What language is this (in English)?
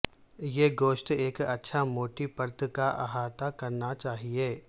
Urdu